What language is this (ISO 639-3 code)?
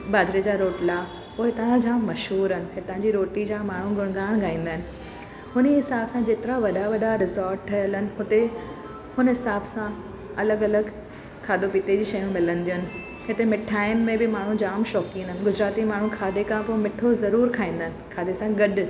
snd